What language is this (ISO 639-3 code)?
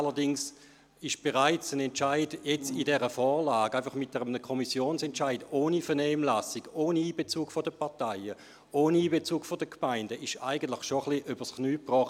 gsw